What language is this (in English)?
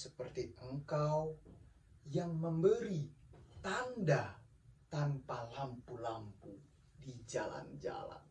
Indonesian